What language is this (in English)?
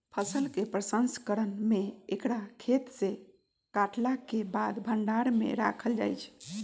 Magahi